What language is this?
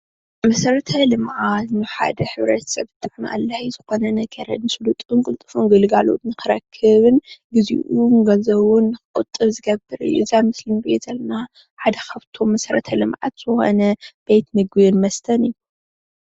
Tigrinya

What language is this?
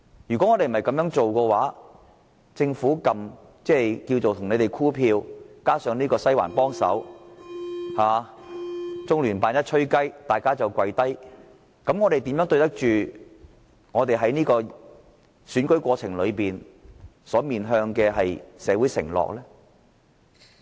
Cantonese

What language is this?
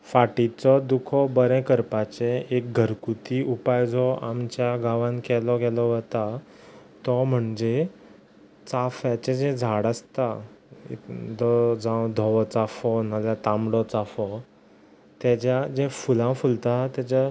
Konkani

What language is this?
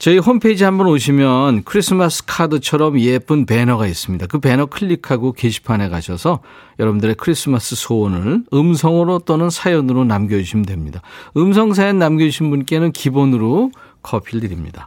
Korean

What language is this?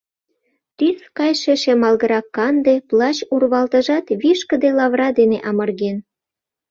Mari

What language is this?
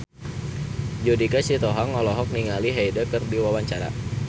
Sundanese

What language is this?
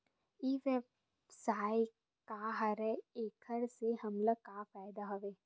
Chhattisgarhi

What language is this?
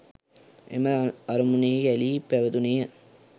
Sinhala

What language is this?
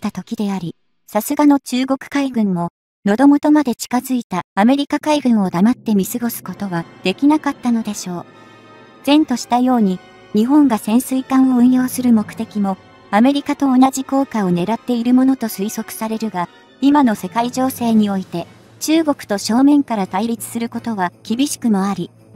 Japanese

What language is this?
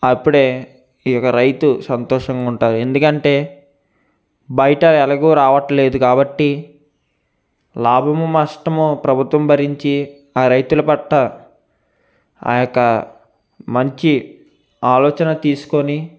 Telugu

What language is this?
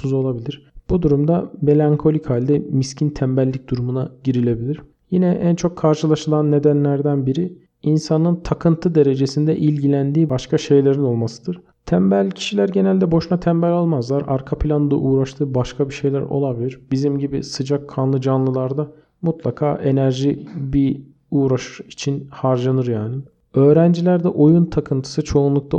Turkish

